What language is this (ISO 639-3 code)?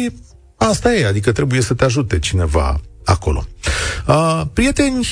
ron